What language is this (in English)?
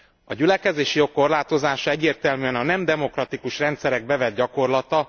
Hungarian